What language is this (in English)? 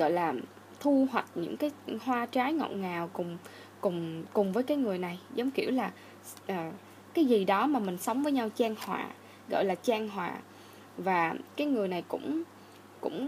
Vietnamese